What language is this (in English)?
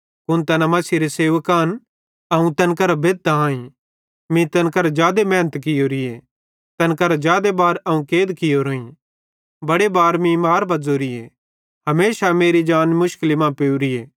Bhadrawahi